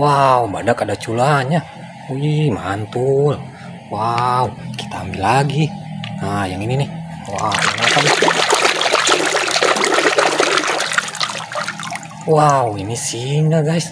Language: Indonesian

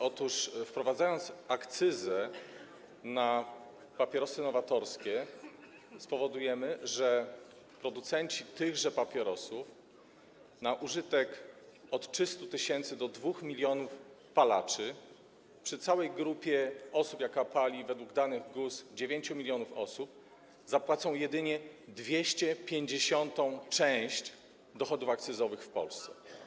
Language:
Polish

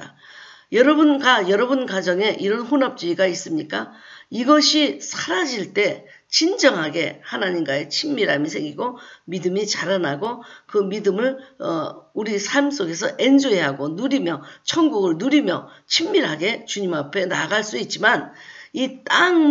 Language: Korean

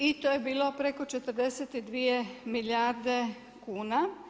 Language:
Croatian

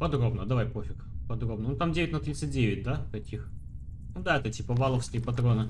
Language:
Russian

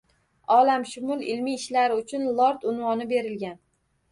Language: Uzbek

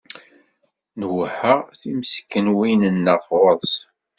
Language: Kabyle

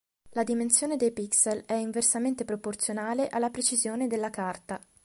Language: Italian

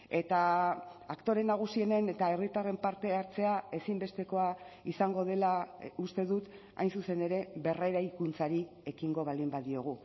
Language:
Basque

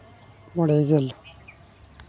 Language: Santali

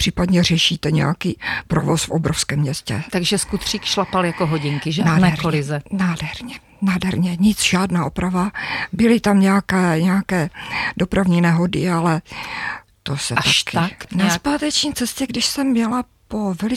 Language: Czech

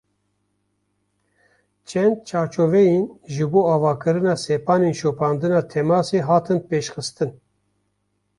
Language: Kurdish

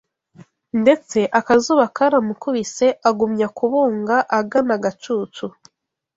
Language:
Kinyarwanda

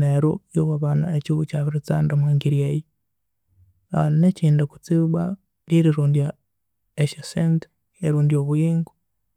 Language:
Konzo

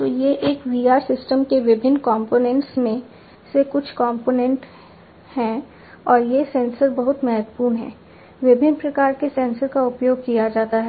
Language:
Hindi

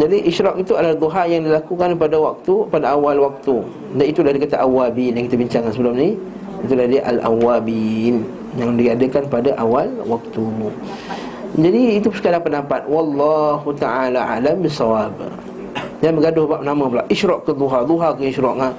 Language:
Malay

